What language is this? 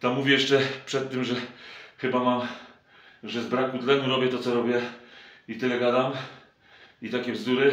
Polish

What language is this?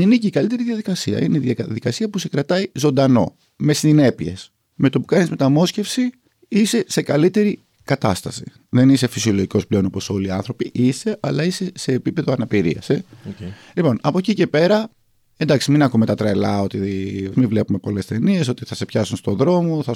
Greek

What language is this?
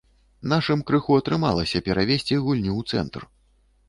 Belarusian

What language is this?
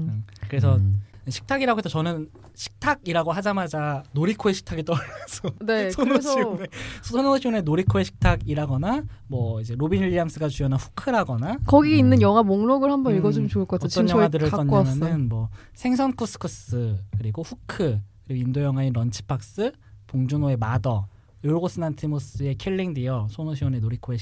Korean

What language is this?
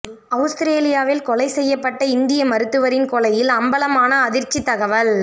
Tamil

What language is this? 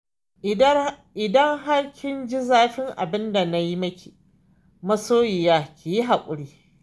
Hausa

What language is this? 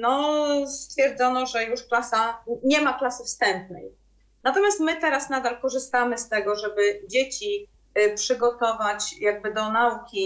Polish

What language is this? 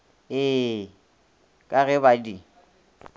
Northern Sotho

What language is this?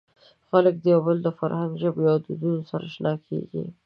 Pashto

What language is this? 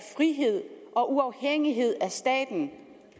Danish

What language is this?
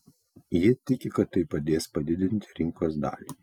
Lithuanian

